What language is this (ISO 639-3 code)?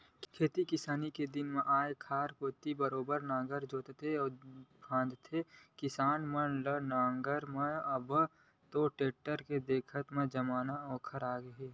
hne